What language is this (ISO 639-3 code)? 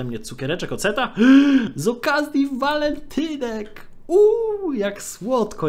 pol